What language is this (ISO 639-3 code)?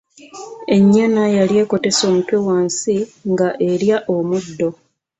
lug